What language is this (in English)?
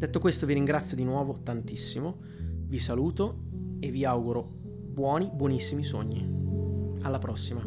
Italian